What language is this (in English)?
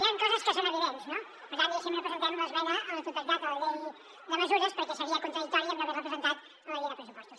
Catalan